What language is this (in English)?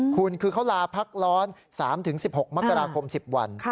Thai